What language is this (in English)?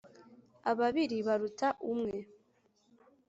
Kinyarwanda